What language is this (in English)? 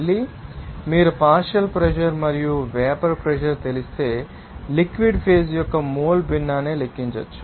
Telugu